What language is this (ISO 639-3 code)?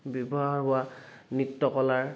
asm